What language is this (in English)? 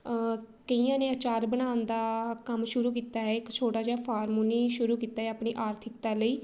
Punjabi